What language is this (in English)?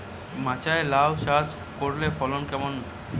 Bangla